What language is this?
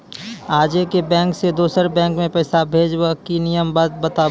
Maithili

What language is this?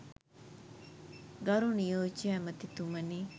Sinhala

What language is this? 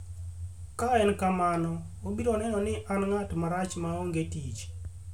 Luo (Kenya and Tanzania)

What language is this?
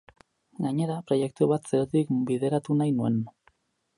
Basque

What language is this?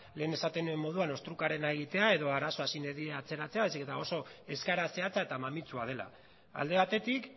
Basque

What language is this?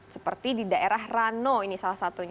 Indonesian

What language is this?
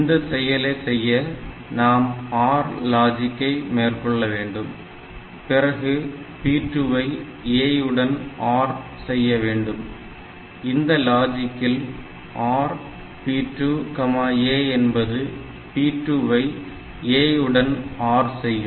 Tamil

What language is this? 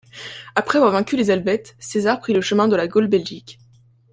French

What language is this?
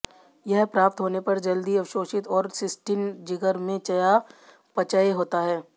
Hindi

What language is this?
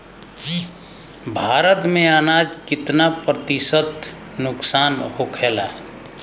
Bhojpuri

